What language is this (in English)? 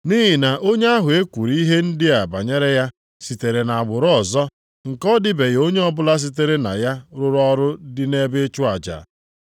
Igbo